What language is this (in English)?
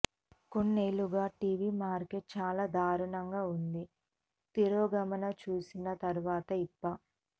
Telugu